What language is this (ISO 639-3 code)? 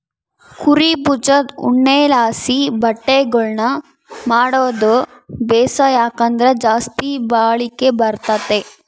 kan